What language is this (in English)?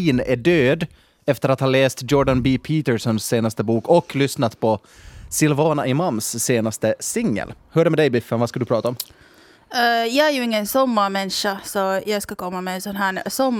Swedish